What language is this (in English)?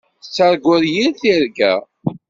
Kabyle